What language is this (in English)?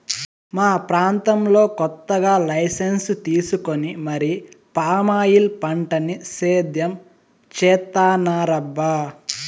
Telugu